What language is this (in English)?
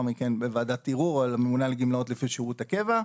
Hebrew